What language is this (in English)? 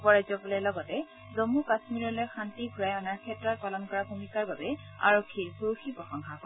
Assamese